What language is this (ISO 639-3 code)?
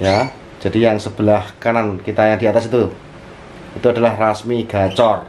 ind